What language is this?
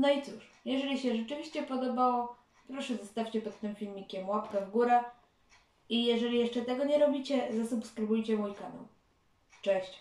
Polish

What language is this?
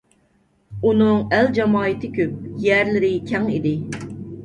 Uyghur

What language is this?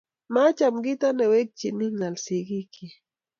Kalenjin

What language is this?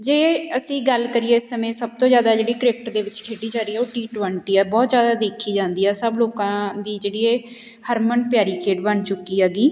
Punjabi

